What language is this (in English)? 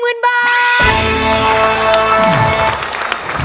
Thai